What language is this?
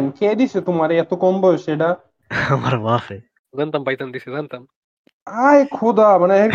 Bangla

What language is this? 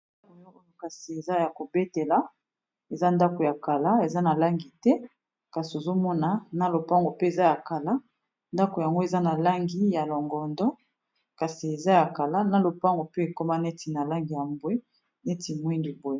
Lingala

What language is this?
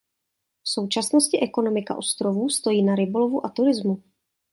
Czech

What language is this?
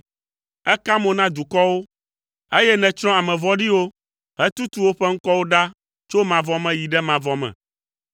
Ewe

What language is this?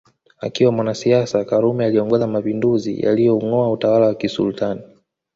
Swahili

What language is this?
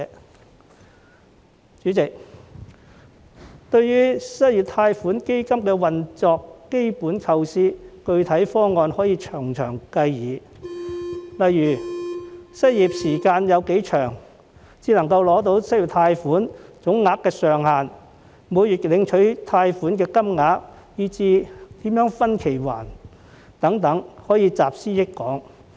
Cantonese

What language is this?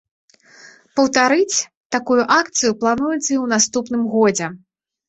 Belarusian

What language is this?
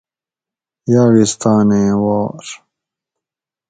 Gawri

